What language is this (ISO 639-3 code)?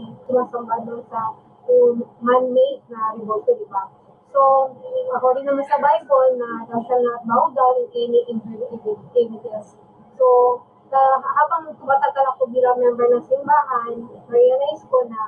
fil